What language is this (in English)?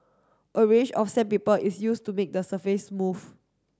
English